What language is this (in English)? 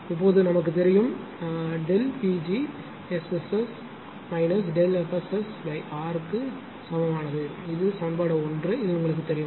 Tamil